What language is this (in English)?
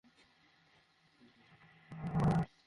Bangla